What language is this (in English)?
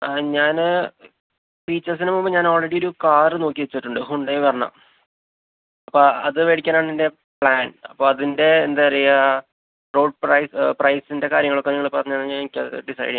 Malayalam